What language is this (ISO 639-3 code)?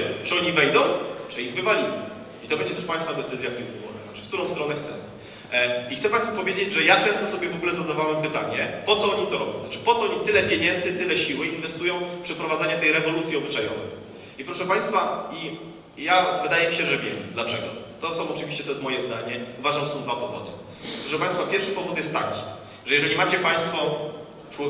pol